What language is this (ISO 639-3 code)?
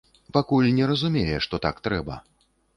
bel